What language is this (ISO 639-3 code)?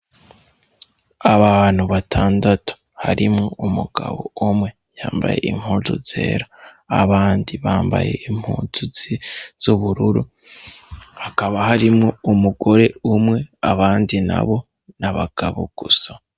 run